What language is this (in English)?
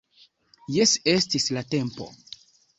Esperanto